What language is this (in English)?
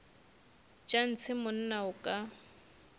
Northern Sotho